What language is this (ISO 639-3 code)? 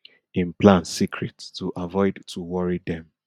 pcm